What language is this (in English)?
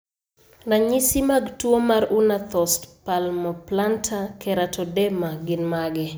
Luo (Kenya and Tanzania)